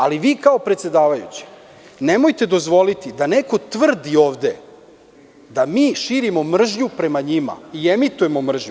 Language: Serbian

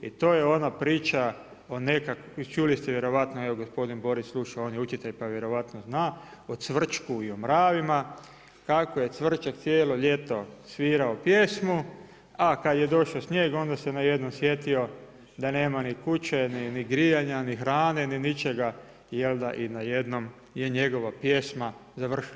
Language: Croatian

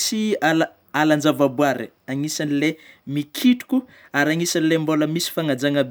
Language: Northern Betsimisaraka Malagasy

